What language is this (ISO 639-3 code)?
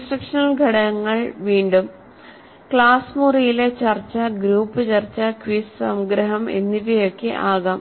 mal